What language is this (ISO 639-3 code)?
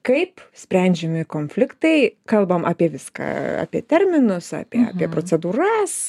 lit